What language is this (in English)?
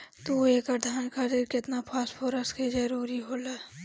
Bhojpuri